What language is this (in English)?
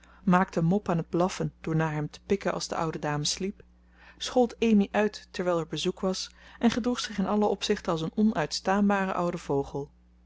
Dutch